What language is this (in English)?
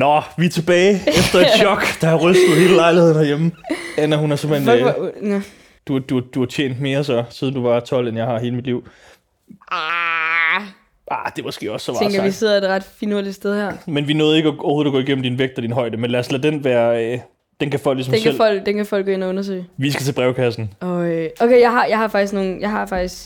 Danish